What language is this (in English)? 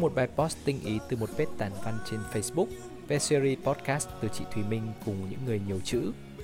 Vietnamese